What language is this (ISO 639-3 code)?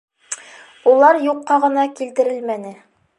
bak